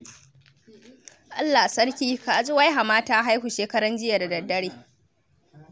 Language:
Hausa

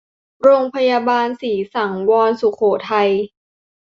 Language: Thai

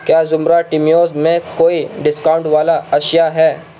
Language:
Urdu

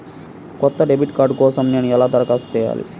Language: Telugu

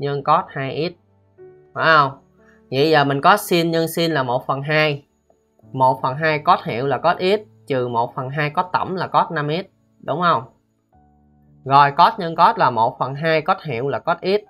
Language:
Vietnamese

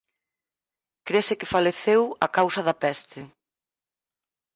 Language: Galician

